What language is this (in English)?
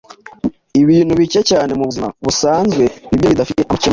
Kinyarwanda